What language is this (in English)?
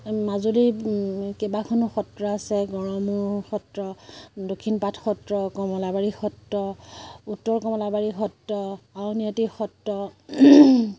Assamese